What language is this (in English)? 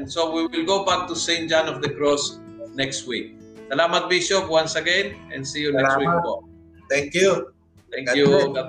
Filipino